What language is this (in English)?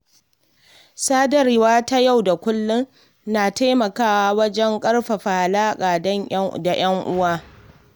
Hausa